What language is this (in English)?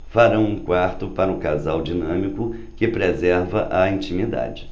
Portuguese